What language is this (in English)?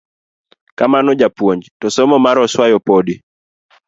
Luo (Kenya and Tanzania)